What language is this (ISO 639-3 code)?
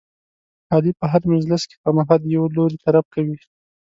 pus